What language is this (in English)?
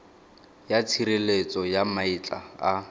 Tswana